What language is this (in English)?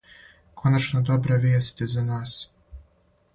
Serbian